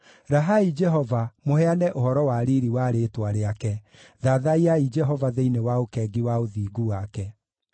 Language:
Kikuyu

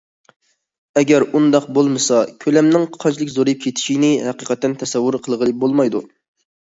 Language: Uyghur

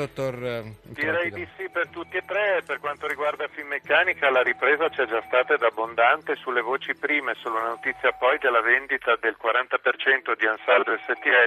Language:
Italian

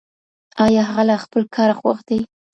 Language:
Pashto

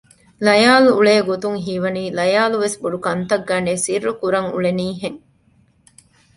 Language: Divehi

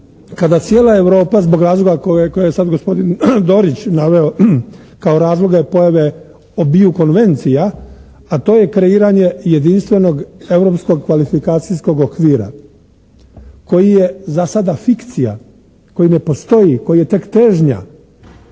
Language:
Croatian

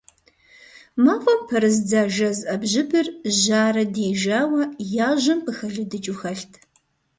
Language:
Kabardian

